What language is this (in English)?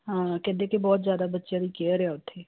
Punjabi